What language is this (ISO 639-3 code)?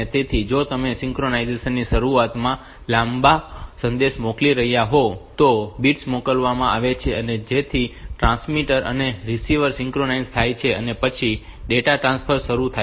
guj